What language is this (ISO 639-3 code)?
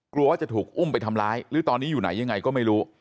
tha